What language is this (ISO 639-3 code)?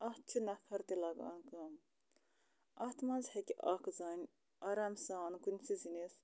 kas